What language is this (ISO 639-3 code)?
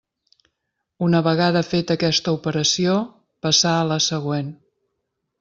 cat